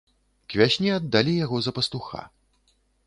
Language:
Belarusian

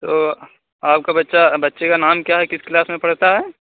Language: Urdu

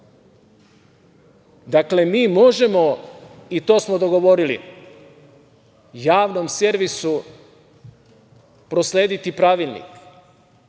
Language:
Serbian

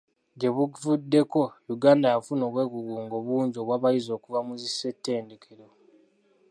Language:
Ganda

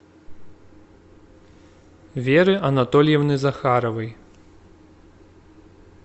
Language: Russian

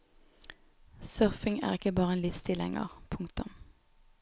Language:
Norwegian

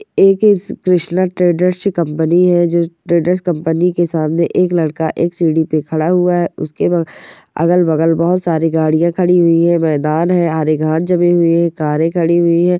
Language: Marwari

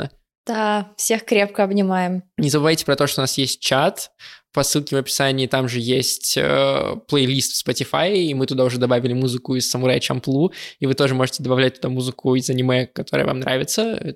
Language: Russian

